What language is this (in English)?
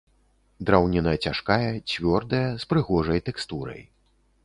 Belarusian